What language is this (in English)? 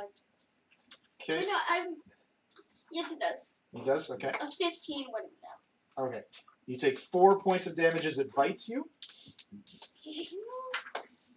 English